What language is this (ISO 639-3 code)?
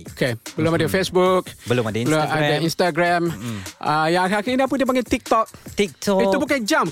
msa